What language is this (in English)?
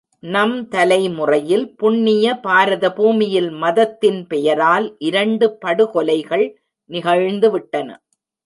Tamil